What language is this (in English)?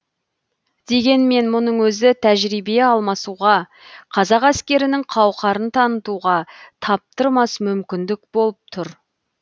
Kazakh